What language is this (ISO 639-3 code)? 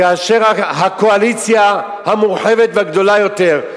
heb